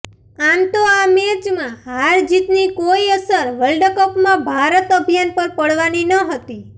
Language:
Gujarati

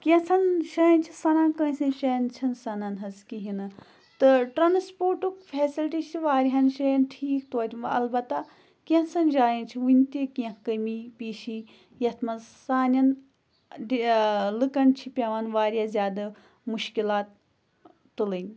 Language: Kashmiri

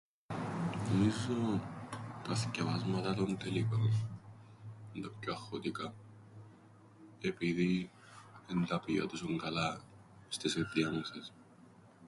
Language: Greek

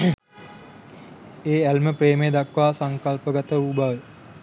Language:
Sinhala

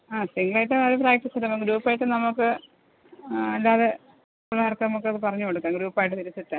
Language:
Malayalam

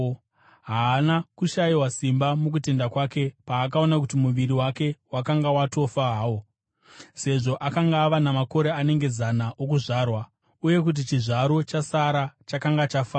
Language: Shona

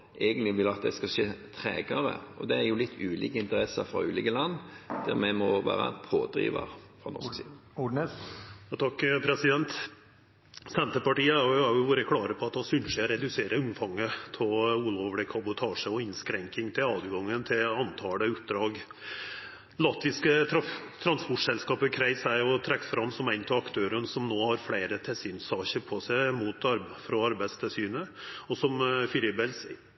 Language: Norwegian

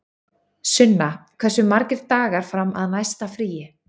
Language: Icelandic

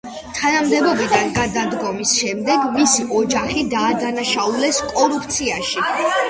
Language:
Georgian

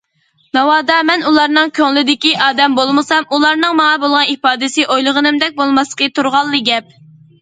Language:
Uyghur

